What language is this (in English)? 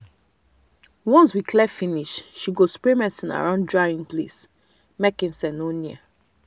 Nigerian Pidgin